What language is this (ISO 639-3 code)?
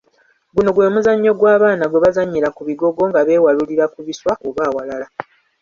lug